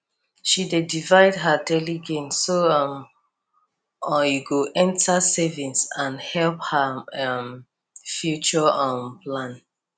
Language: Nigerian Pidgin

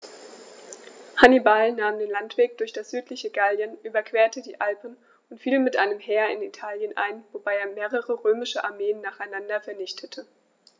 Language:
German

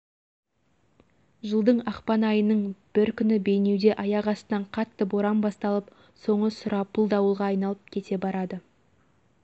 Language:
Kazakh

